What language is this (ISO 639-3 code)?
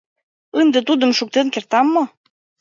chm